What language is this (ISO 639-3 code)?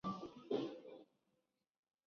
zho